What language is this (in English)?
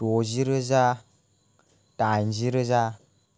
Bodo